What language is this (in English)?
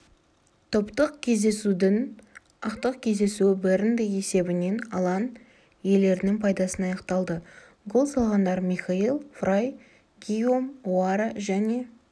Kazakh